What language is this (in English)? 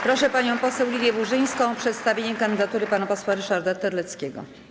Polish